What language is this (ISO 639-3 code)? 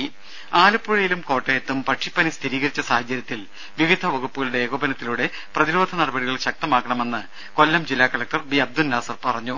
mal